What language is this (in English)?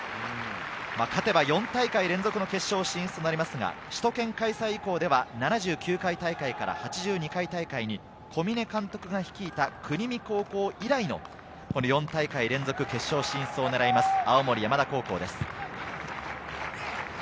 Japanese